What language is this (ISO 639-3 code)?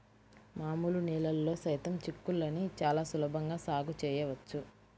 tel